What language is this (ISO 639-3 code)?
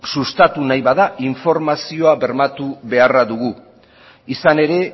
eus